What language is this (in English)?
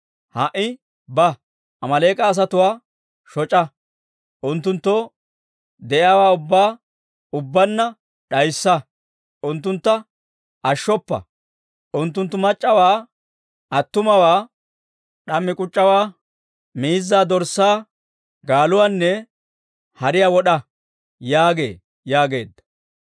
Dawro